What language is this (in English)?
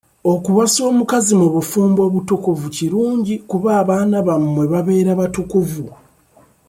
Ganda